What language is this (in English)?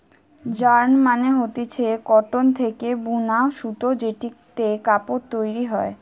Bangla